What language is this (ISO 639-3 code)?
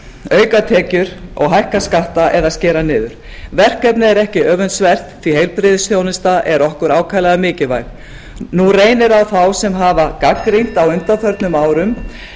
isl